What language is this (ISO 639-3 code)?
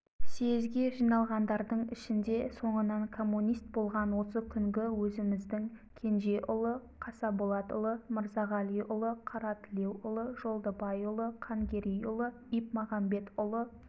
kaz